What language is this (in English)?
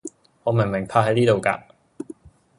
Cantonese